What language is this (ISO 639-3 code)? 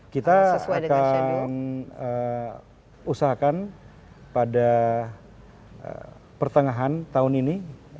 ind